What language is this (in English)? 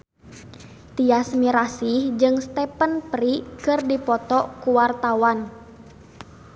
Sundanese